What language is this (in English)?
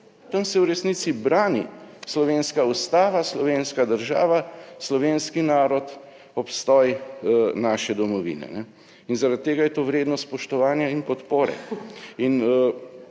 Slovenian